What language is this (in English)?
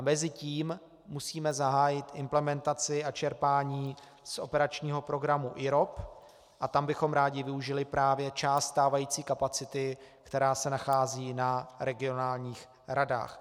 Czech